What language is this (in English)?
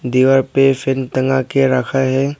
Hindi